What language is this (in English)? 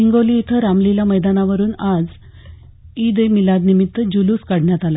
Marathi